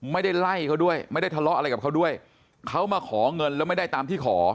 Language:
Thai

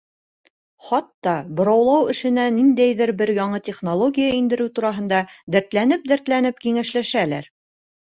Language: Bashkir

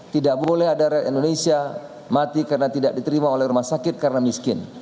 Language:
Indonesian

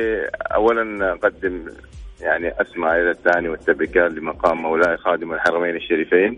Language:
Arabic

